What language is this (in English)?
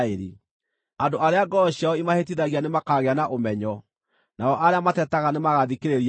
Kikuyu